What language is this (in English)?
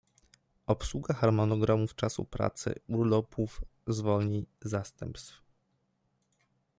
Polish